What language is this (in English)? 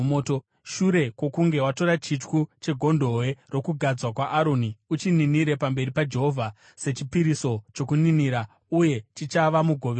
Shona